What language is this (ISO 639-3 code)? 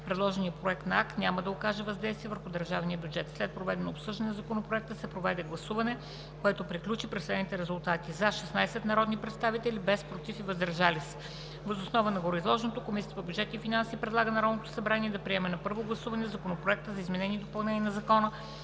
bul